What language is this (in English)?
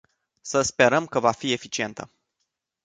Romanian